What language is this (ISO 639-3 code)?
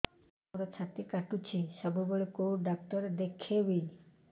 ori